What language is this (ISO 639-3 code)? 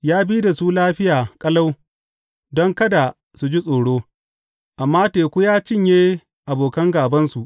hau